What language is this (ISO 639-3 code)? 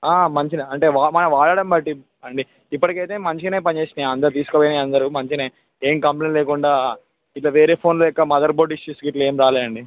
tel